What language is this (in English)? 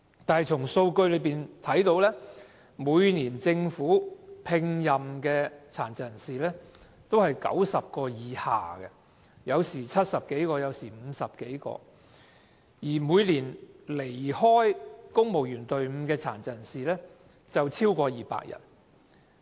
Cantonese